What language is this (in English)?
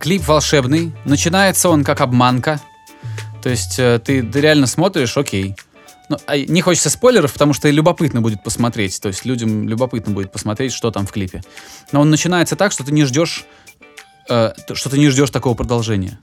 Russian